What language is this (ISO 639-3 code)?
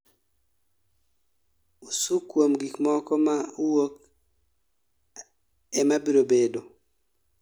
luo